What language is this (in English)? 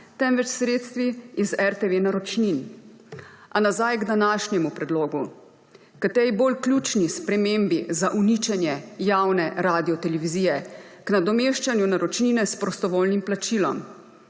Slovenian